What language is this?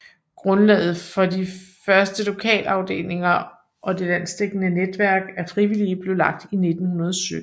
Danish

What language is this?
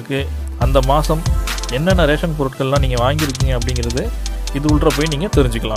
Hindi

